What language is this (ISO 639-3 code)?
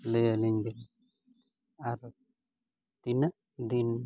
sat